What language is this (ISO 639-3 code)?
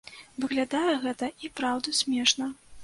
bel